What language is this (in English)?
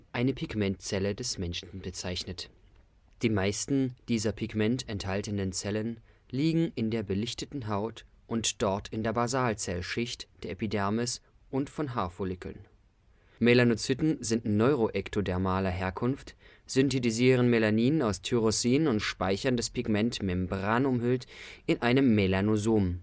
German